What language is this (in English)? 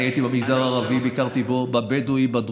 Hebrew